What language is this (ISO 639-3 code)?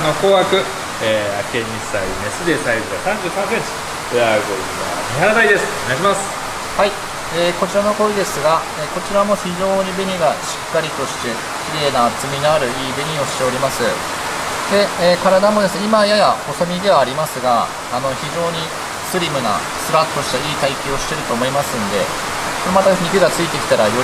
jpn